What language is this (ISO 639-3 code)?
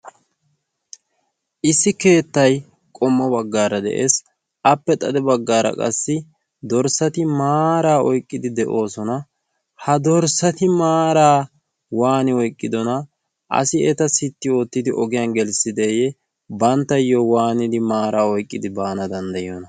wal